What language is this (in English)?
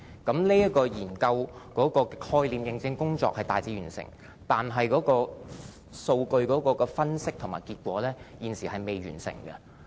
Cantonese